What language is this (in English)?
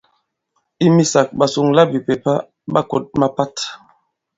Bankon